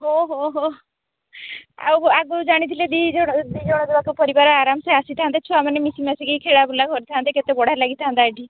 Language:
Odia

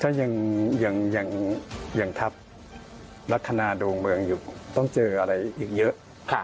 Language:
Thai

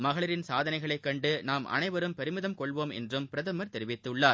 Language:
Tamil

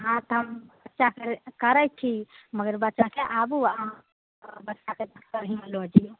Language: Maithili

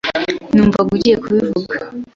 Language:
Kinyarwanda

